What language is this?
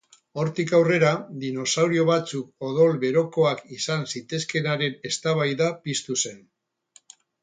Basque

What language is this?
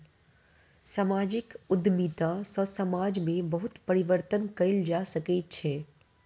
Maithili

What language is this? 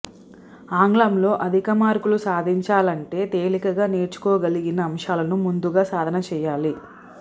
Telugu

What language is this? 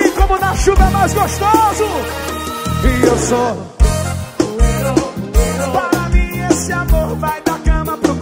Portuguese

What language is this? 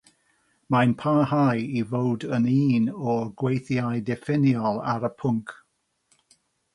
Welsh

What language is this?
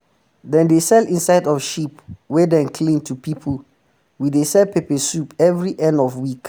Nigerian Pidgin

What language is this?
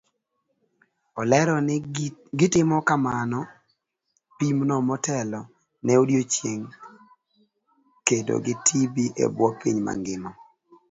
Luo (Kenya and Tanzania)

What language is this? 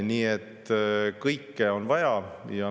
Estonian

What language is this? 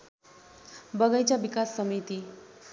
Nepali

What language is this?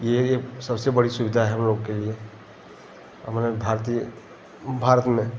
Hindi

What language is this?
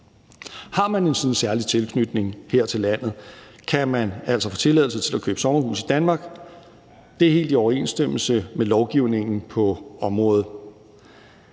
Danish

